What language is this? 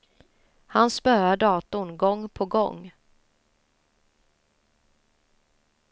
Swedish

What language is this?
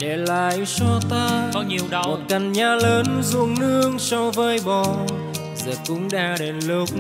Vietnamese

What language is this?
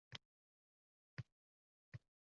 Uzbek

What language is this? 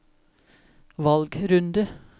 Norwegian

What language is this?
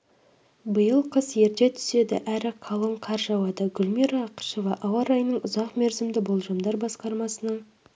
Kazakh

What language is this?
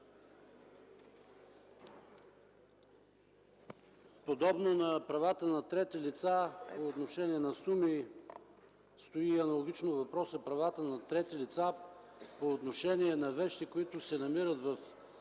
Bulgarian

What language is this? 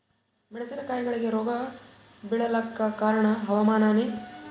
Kannada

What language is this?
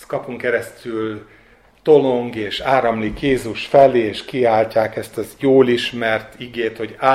Hungarian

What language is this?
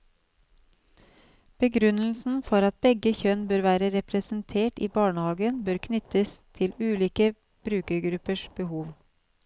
Norwegian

